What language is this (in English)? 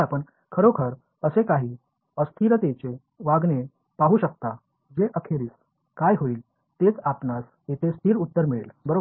Marathi